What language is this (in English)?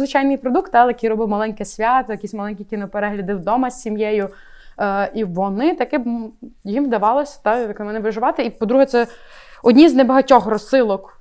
Ukrainian